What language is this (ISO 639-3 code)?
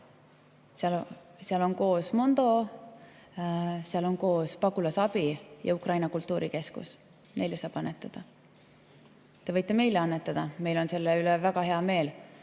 est